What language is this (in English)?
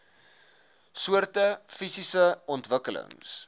Afrikaans